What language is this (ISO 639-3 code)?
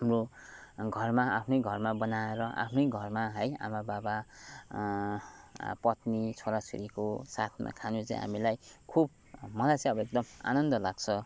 nep